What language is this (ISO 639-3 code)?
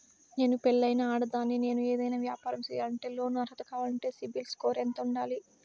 tel